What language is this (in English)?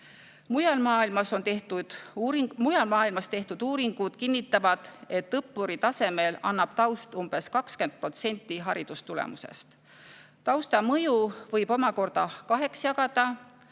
Estonian